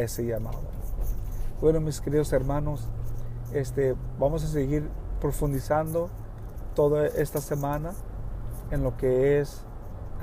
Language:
Spanish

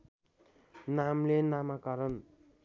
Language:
Nepali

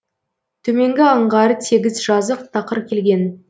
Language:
Kazakh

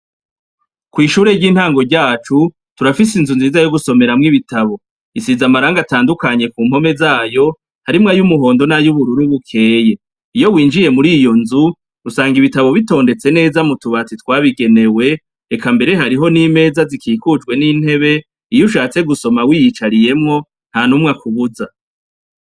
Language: Rundi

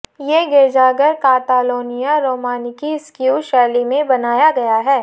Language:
Hindi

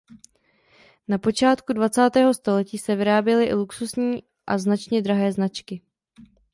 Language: Czech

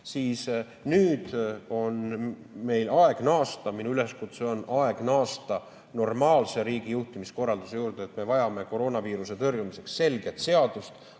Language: Estonian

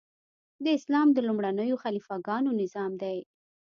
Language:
Pashto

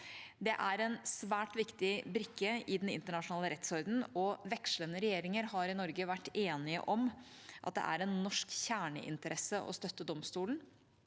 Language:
Norwegian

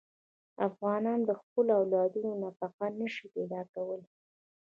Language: Pashto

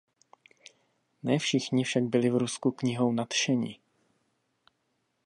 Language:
Czech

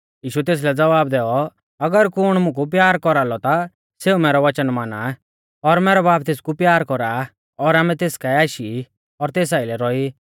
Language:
Mahasu Pahari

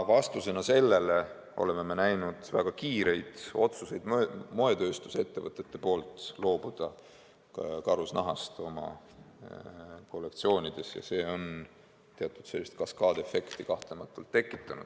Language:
Estonian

